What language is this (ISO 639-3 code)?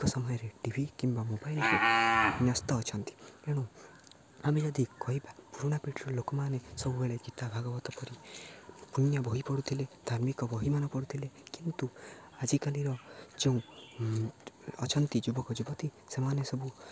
ori